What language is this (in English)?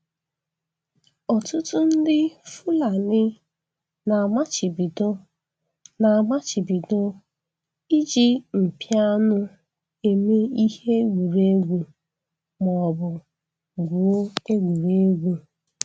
Igbo